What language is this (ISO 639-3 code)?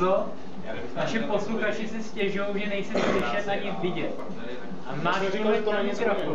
ces